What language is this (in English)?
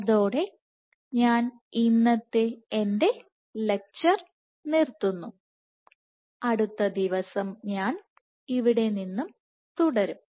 Malayalam